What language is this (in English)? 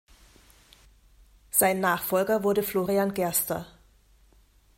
German